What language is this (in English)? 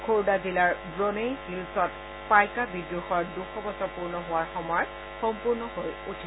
Assamese